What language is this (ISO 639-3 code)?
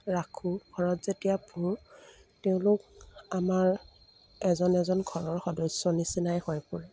asm